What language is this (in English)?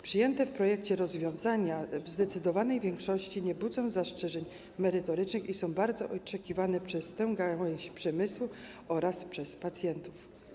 Polish